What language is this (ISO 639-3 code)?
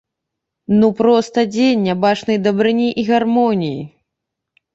bel